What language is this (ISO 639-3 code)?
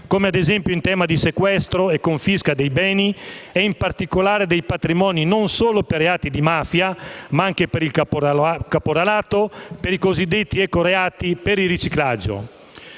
ita